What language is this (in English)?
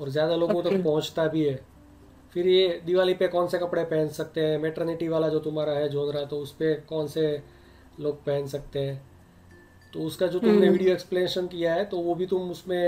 Hindi